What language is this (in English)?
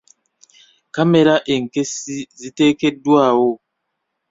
Ganda